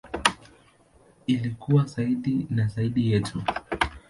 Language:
Swahili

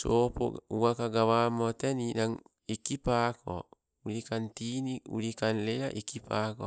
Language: Sibe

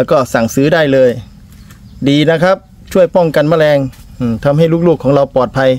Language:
Thai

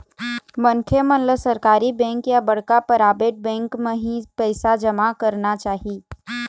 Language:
Chhattisgarhi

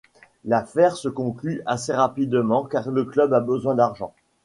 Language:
French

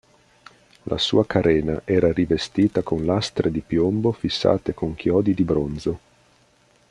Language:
Italian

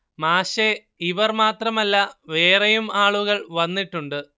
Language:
Malayalam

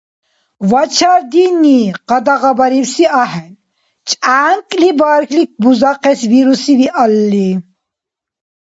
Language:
Dargwa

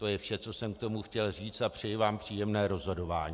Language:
Czech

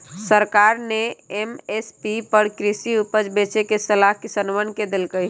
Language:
Magahi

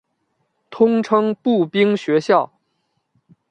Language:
Chinese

